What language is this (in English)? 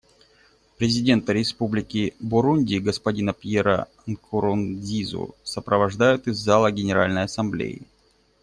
Russian